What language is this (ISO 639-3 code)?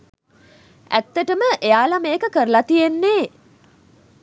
sin